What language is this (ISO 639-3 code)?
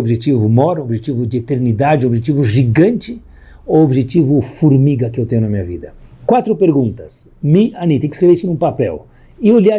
por